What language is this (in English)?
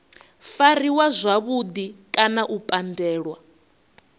Venda